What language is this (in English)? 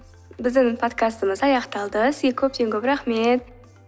Kazakh